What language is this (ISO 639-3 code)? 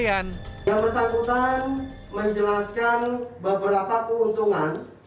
ind